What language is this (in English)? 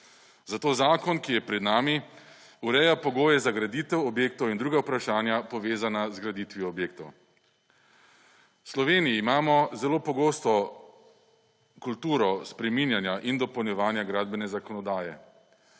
Slovenian